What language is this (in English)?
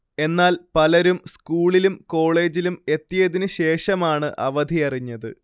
Malayalam